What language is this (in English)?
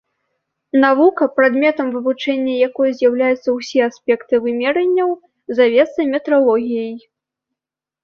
Belarusian